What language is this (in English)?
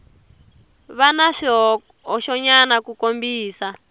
Tsonga